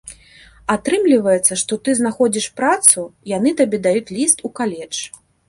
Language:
Belarusian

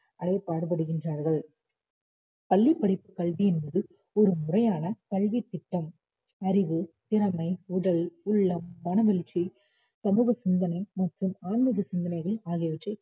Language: Tamil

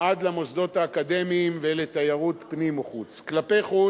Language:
Hebrew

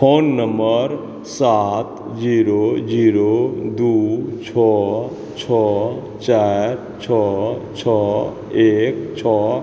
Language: Maithili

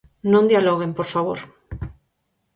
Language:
Galician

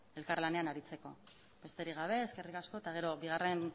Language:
Basque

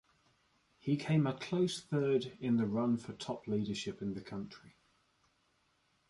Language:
English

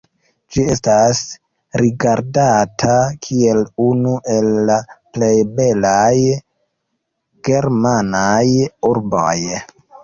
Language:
Esperanto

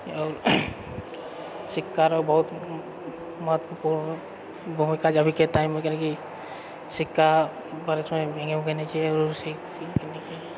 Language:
Maithili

